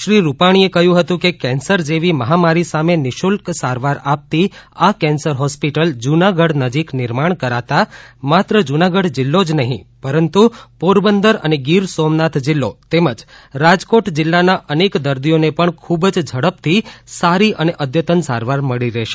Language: Gujarati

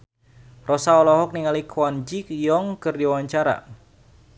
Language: Sundanese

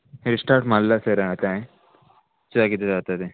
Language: Konkani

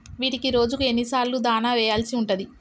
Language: Telugu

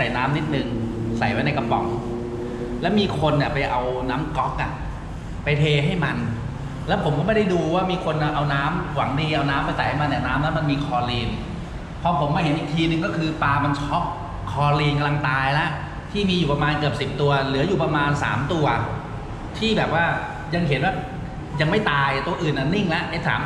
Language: Thai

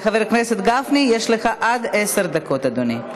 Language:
Hebrew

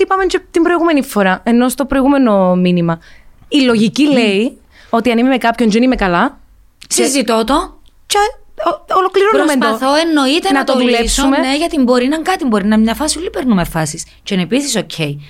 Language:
Greek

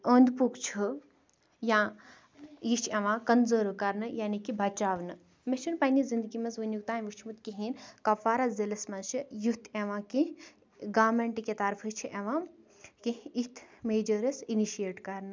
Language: Kashmiri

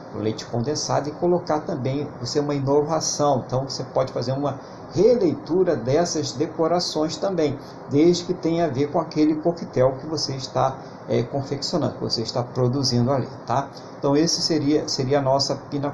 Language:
Portuguese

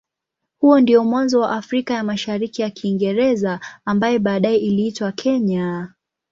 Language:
Swahili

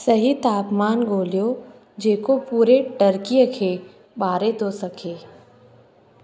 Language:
Sindhi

